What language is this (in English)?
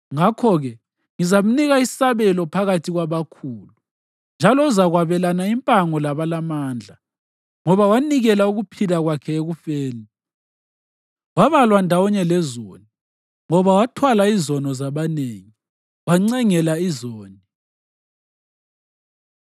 North Ndebele